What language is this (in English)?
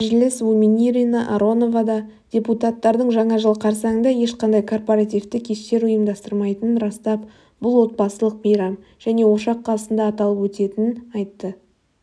Kazakh